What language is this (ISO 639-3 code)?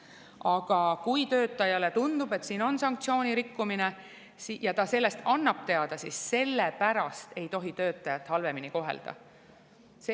est